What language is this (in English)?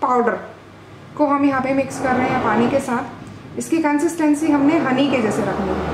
Hindi